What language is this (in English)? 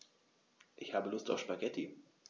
German